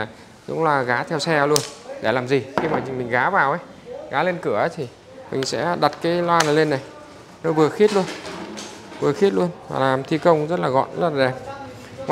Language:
Vietnamese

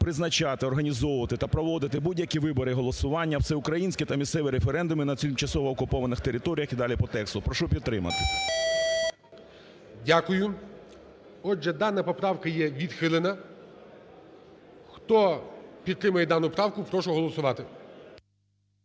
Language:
Ukrainian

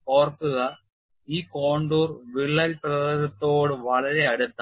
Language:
Malayalam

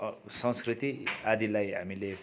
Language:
Nepali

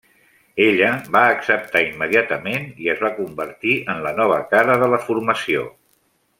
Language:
Catalan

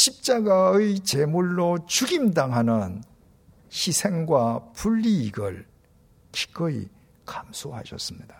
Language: Korean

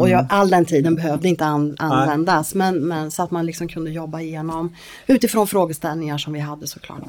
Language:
Swedish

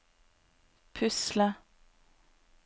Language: Norwegian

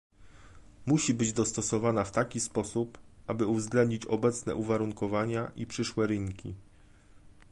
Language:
Polish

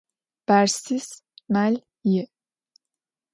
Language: Adyghe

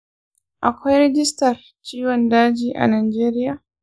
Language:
Hausa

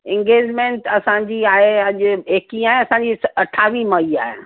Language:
Sindhi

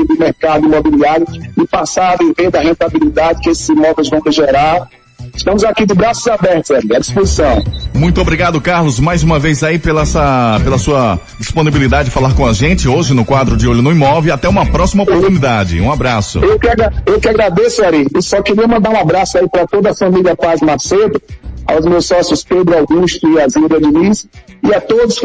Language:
Portuguese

